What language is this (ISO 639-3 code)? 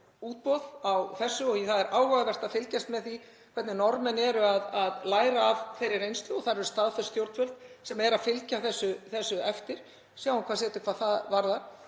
isl